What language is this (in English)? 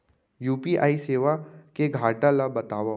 Chhattisgarhi